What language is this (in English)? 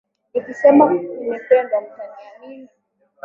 Swahili